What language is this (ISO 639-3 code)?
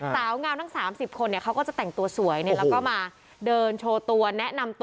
tha